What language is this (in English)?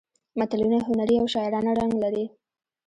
Pashto